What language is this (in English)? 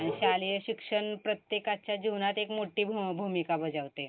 Marathi